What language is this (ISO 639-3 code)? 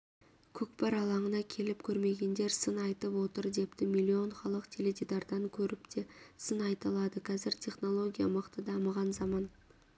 kaz